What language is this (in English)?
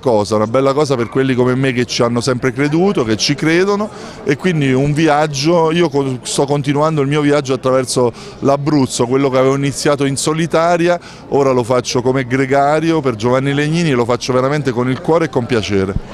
Italian